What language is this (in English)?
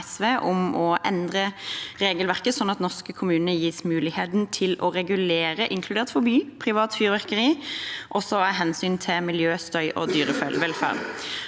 Norwegian